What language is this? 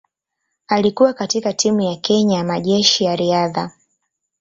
Swahili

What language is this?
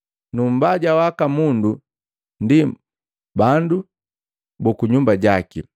Matengo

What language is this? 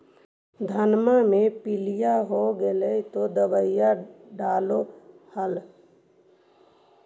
Magahi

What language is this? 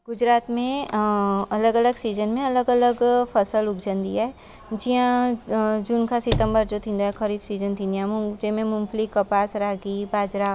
Sindhi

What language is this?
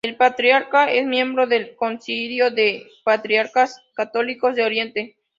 Spanish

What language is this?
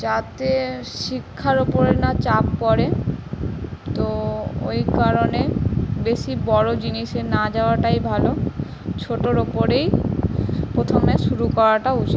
Bangla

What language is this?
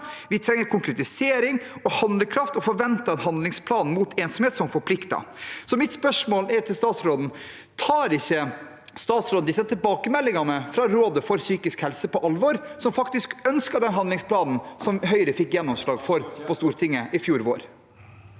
Norwegian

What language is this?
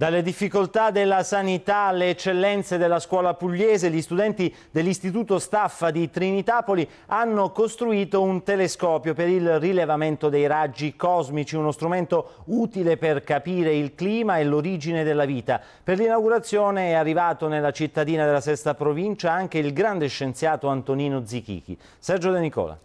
Italian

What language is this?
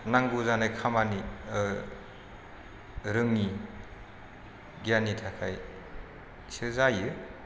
Bodo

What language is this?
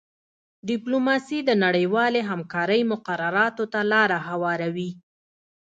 Pashto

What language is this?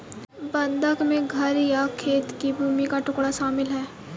Hindi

